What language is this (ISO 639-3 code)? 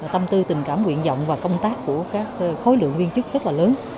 vie